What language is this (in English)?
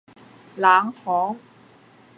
Cantonese